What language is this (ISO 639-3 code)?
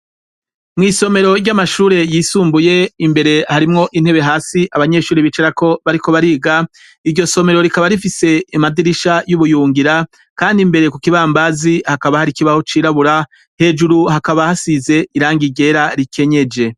run